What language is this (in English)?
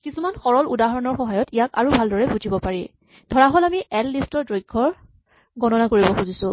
Assamese